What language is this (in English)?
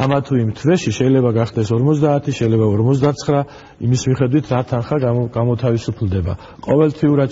Romanian